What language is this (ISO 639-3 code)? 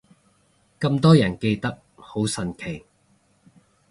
yue